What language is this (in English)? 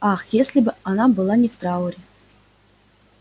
Russian